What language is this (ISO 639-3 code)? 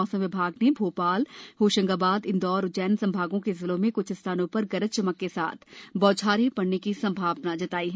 hin